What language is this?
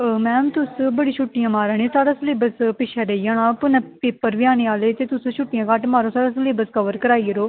Dogri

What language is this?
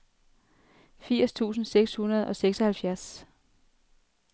Danish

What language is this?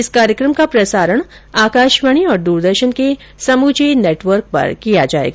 Hindi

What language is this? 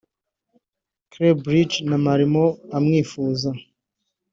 Kinyarwanda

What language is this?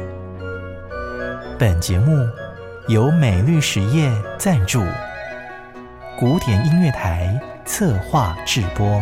Chinese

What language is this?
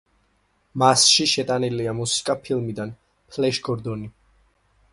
Georgian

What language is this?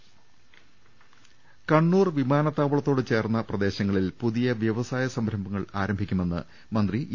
Malayalam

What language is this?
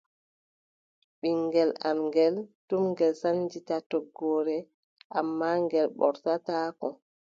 Adamawa Fulfulde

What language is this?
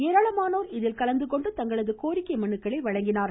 Tamil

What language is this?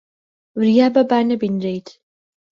Central Kurdish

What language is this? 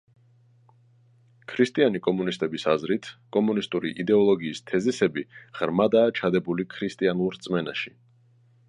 Georgian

